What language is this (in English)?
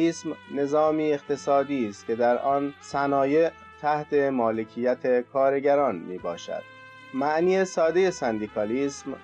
Persian